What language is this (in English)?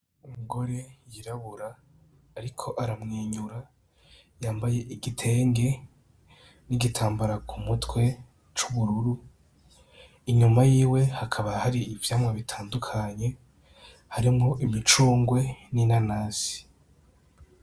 Rundi